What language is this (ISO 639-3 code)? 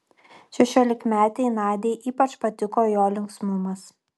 lit